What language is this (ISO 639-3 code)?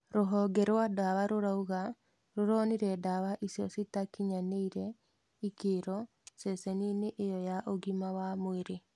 kik